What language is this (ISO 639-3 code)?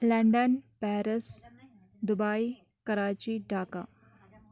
kas